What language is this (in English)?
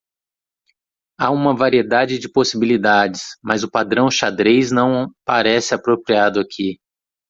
Portuguese